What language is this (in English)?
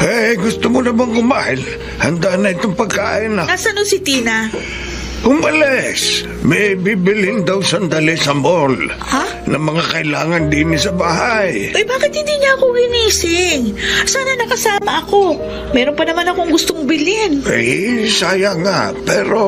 Filipino